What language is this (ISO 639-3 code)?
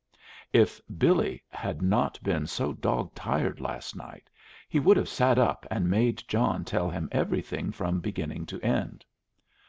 eng